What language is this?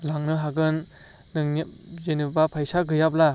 Bodo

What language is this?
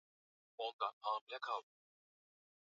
Swahili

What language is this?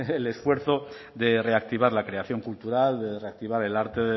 Spanish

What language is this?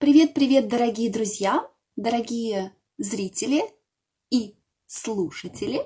Russian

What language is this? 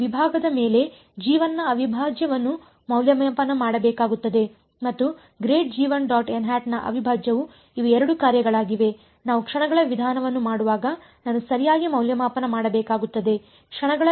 Kannada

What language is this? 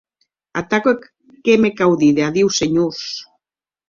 Occitan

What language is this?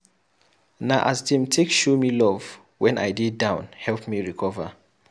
Nigerian Pidgin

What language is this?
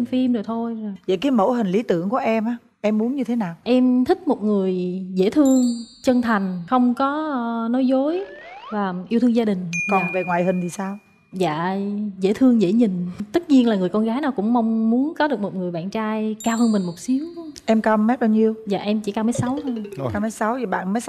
Vietnamese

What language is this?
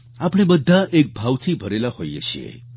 Gujarati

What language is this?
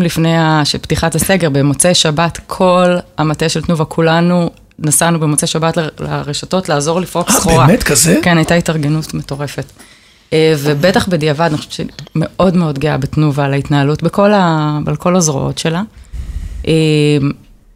Hebrew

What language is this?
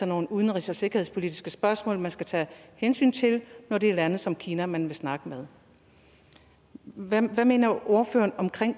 Danish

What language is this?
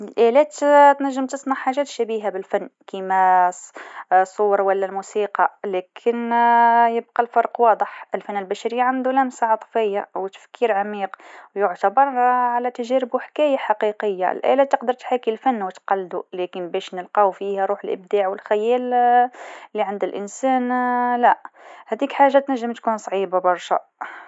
Tunisian Arabic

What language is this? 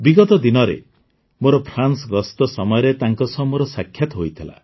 Odia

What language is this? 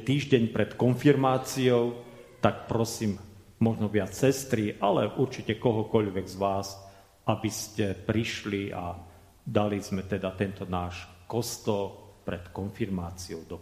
Slovak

